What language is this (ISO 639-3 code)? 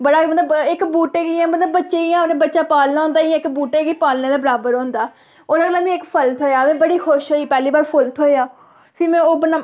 doi